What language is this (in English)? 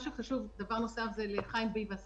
Hebrew